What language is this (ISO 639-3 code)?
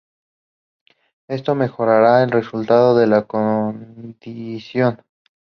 spa